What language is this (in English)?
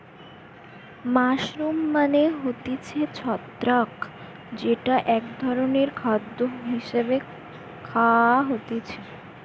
Bangla